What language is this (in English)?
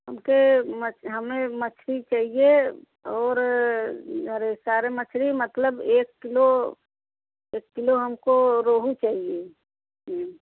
Hindi